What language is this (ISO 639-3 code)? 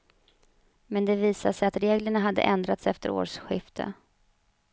swe